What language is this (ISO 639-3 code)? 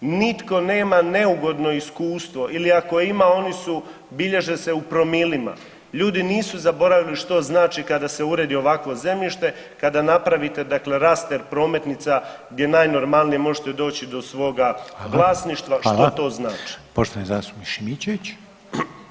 hrv